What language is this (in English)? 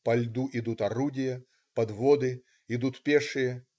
Russian